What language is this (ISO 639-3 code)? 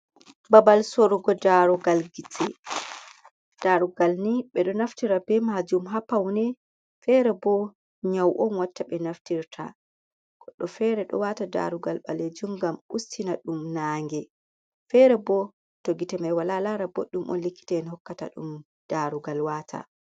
ful